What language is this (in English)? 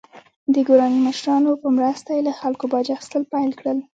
Pashto